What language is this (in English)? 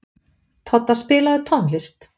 Icelandic